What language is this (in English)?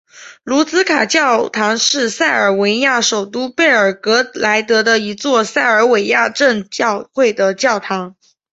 Chinese